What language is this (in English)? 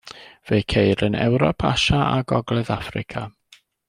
Welsh